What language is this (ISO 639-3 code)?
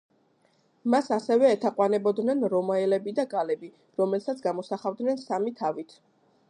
kat